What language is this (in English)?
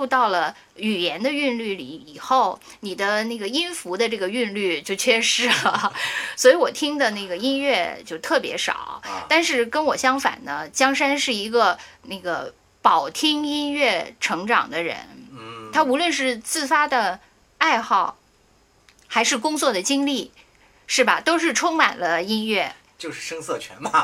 Chinese